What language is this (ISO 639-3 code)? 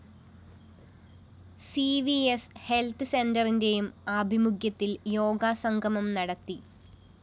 mal